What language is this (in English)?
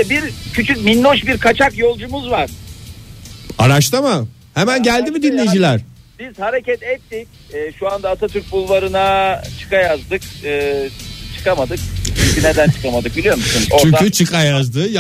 Turkish